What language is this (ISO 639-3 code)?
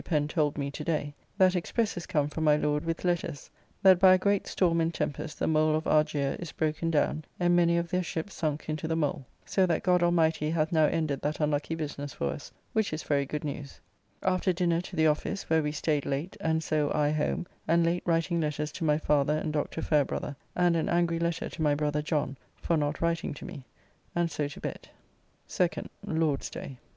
eng